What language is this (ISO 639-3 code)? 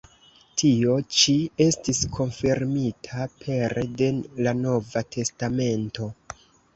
epo